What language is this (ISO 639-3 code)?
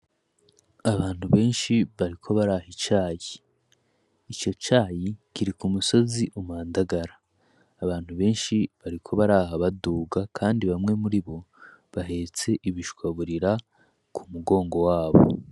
run